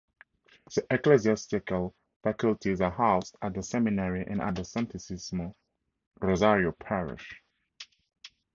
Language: English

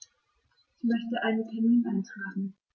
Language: German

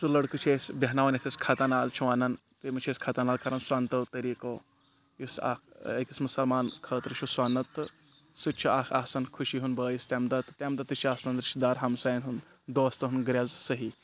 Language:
Kashmiri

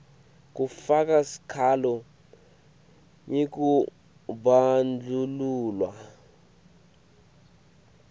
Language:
Swati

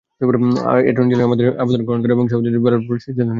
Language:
Bangla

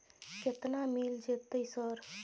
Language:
Maithili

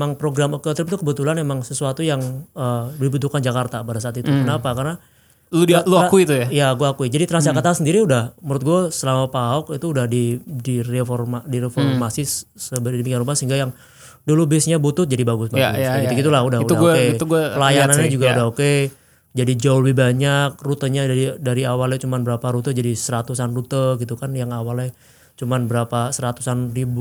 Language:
Indonesian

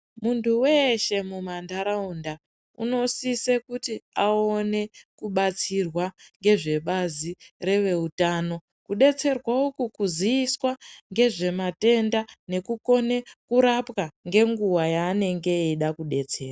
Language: Ndau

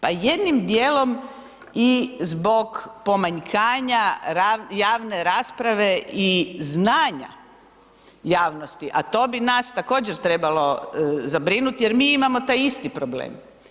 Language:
Croatian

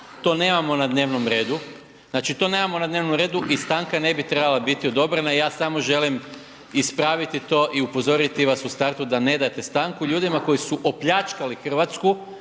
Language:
Croatian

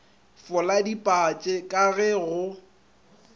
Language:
Northern Sotho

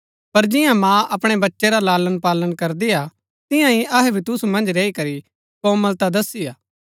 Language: Gaddi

